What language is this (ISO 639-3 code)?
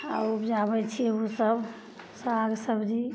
mai